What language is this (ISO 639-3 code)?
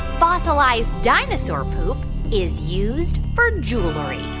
eng